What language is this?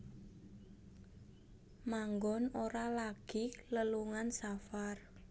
Javanese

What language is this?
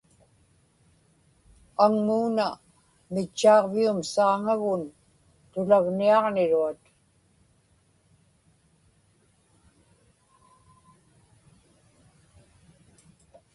Inupiaq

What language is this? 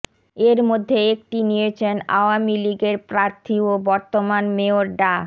Bangla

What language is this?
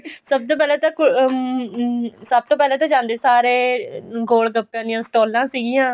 Punjabi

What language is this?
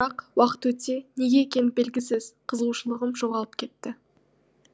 Kazakh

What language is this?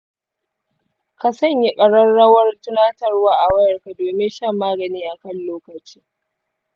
Hausa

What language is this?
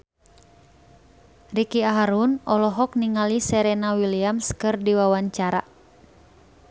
Sundanese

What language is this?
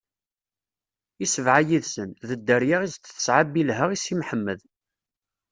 Kabyle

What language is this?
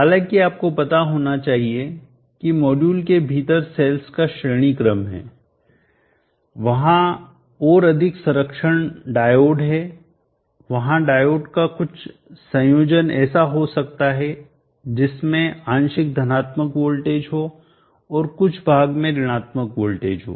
Hindi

